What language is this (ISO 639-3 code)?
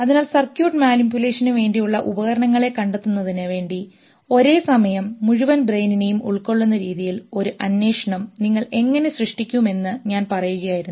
mal